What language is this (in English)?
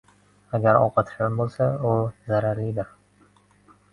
Uzbek